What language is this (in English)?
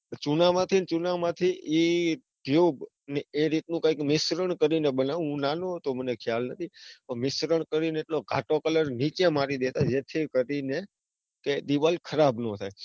Gujarati